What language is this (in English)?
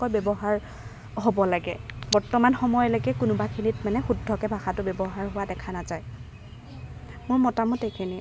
Assamese